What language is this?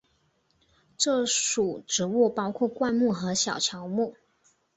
Chinese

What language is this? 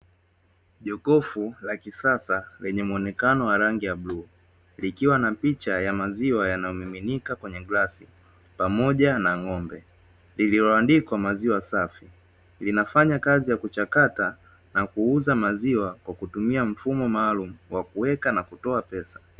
Swahili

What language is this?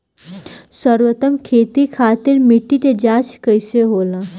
Bhojpuri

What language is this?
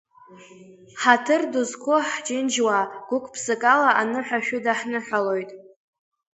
Abkhazian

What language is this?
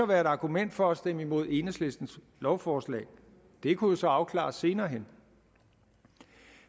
Danish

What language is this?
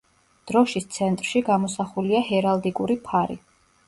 Georgian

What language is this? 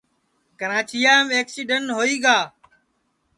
Sansi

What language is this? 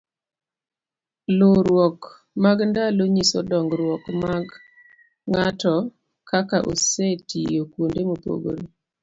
Luo (Kenya and Tanzania)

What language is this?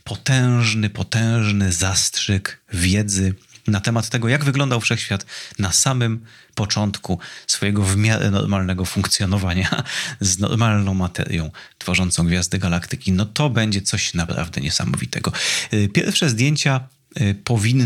Polish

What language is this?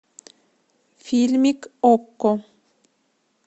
Russian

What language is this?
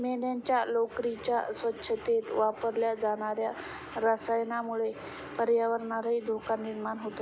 Marathi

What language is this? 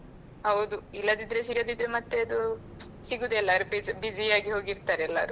Kannada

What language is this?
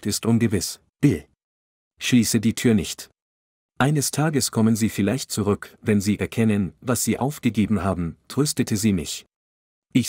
German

